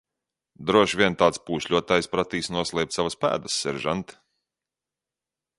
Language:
Latvian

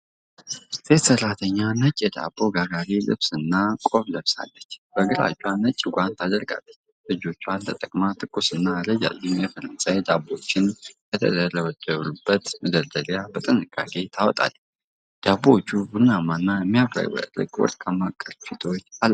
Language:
Amharic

